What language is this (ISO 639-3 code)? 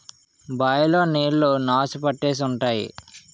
tel